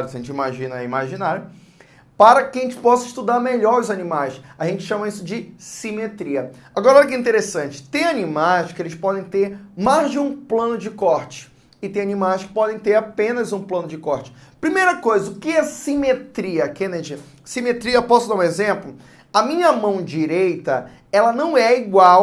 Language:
Portuguese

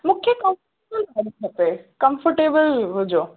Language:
Sindhi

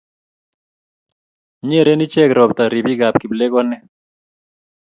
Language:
Kalenjin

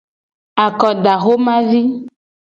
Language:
Gen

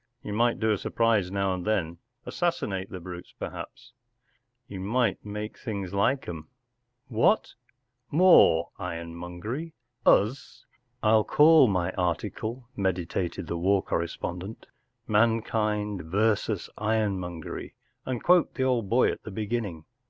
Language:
English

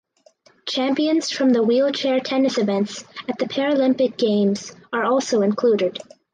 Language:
English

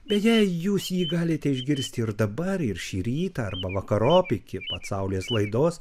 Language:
Lithuanian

